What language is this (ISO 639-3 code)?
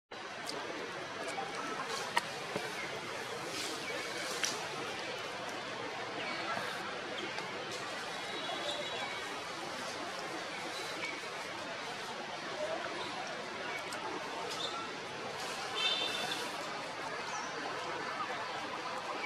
jpn